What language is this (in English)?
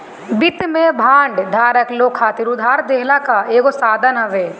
Bhojpuri